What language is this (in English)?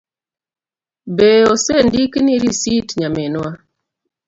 Luo (Kenya and Tanzania)